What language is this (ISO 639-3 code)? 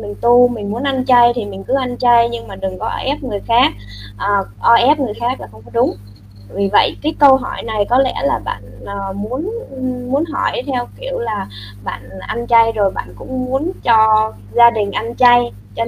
vie